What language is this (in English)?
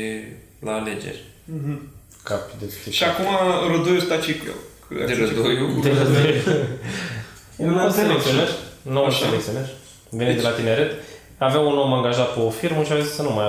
Romanian